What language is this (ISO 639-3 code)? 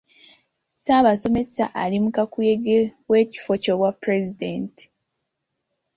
lug